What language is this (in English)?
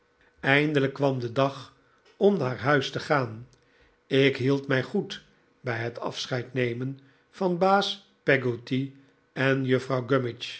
Dutch